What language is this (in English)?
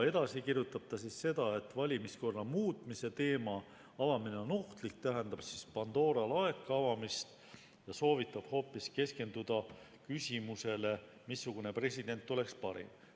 Estonian